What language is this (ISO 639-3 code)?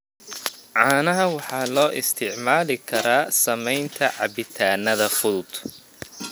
som